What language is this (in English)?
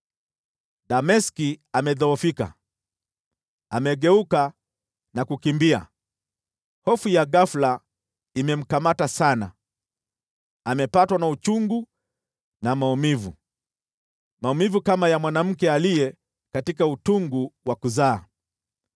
Swahili